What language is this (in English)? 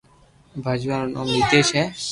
Loarki